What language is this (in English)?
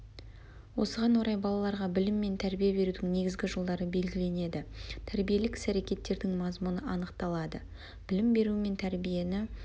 Kazakh